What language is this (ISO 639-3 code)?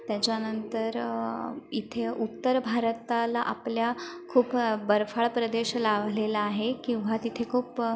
mar